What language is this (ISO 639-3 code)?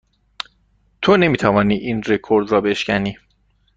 fas